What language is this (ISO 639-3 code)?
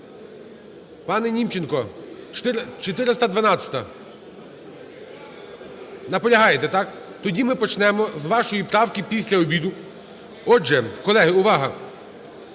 ukr